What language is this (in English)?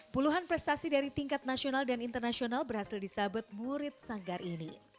Indonesian